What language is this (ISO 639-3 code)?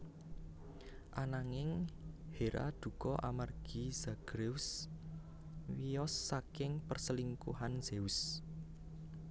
jav